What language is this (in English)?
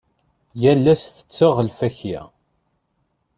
Kabyle